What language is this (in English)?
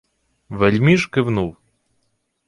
Ukrainian